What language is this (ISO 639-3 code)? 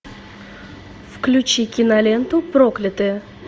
rus